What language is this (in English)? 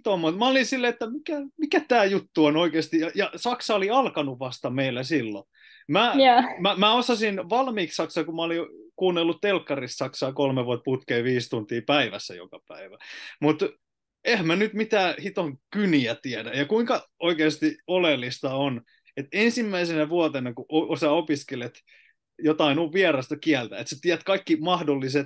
Finnish